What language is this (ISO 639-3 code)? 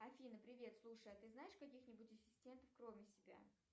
rus